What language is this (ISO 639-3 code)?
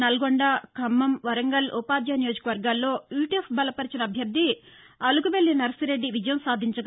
tel